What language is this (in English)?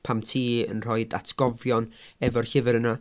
Welsh